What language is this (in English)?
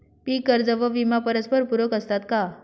Marathi